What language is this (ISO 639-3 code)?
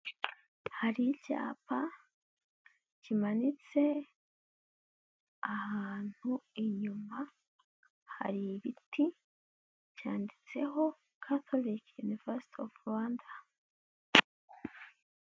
kin